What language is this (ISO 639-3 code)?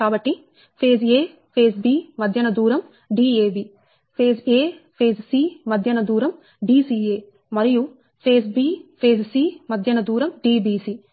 tel